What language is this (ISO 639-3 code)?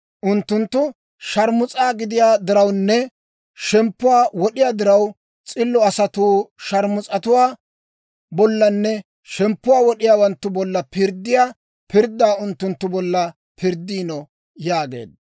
dwr